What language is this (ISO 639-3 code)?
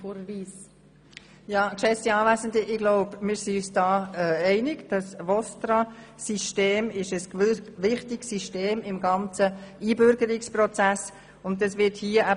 gsw